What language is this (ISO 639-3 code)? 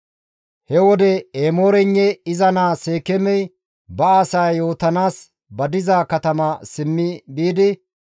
gmv